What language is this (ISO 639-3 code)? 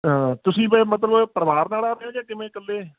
pan